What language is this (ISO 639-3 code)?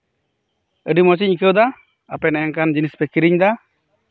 sat